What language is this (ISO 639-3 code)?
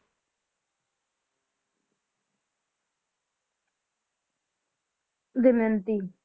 pan